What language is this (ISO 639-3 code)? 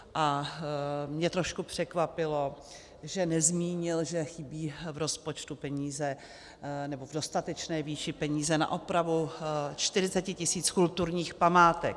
ces